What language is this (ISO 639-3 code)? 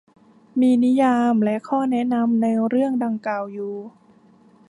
tha